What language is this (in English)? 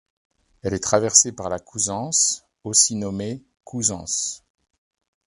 French